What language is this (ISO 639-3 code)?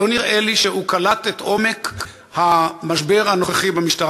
heb